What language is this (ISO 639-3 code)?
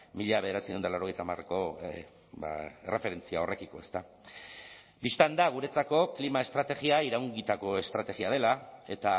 eus